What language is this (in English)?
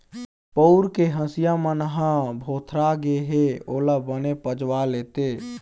Chhattisgarhi